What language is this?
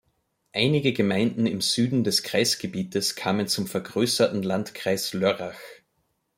German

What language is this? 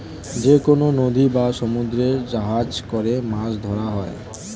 Bangla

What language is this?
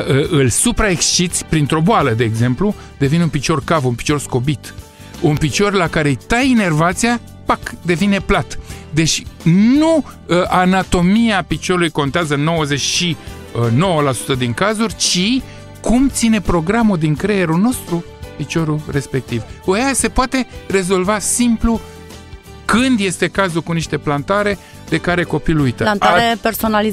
Romanian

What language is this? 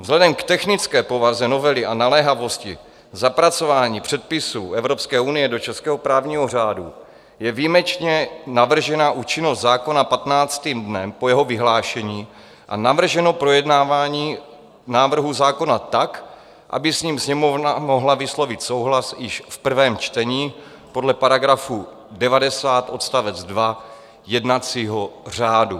Czech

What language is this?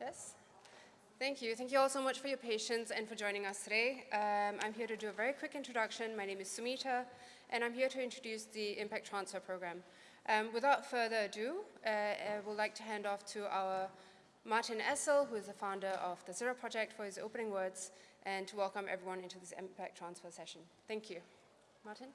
English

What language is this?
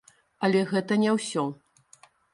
Belarusian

